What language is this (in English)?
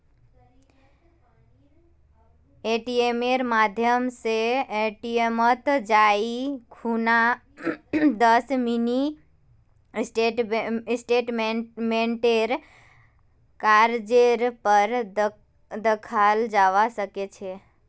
Magahi